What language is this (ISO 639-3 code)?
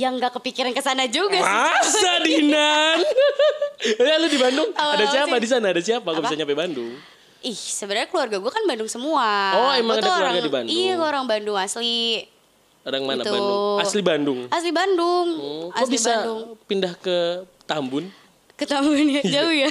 ind